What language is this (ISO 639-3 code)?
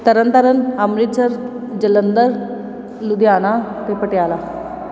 pan